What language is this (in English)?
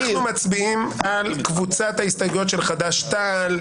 Hebrew